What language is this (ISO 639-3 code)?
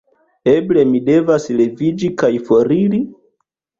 epo